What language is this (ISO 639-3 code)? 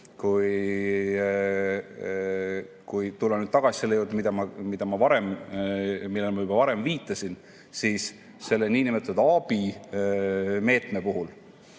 est